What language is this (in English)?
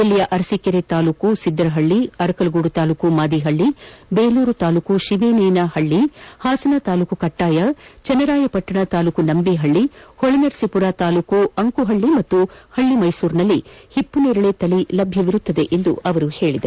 Kannada